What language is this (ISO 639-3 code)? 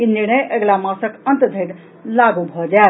mai